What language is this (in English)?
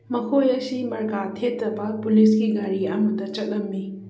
Manipuri